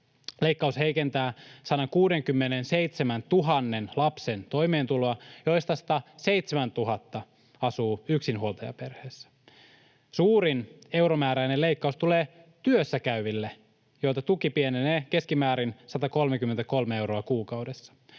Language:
Finnish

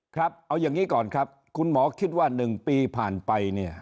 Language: Thai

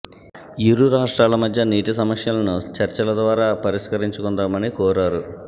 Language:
Telugu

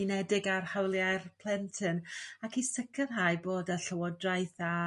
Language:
Welsh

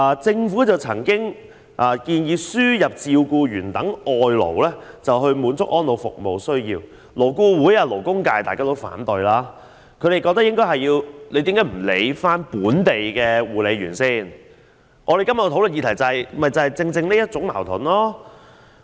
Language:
Cantonese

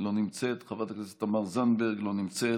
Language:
Hebrew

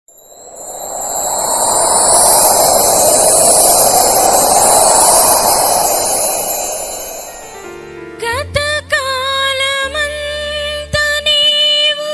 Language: Telugu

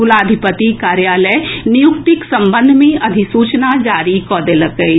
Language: Maithili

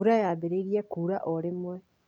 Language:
Kikuyu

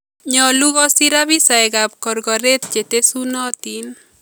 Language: Kalenjin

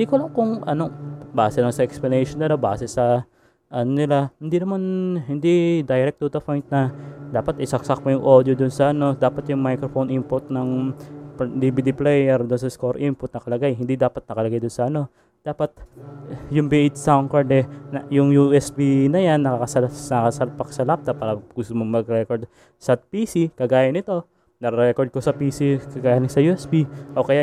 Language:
Filipino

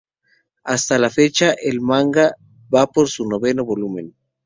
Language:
Spanish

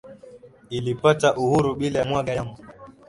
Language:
Swahili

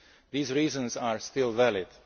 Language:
English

